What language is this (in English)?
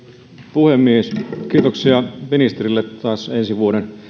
Finnish